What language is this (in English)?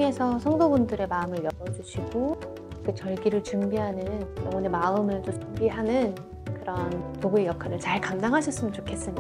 Korean